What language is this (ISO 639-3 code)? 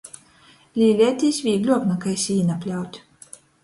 ltg